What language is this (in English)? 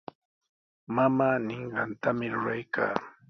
Sihuas Ancash Quechua